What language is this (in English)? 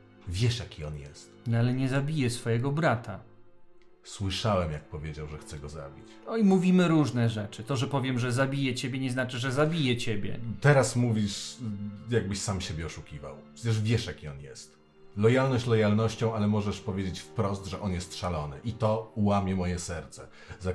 Polish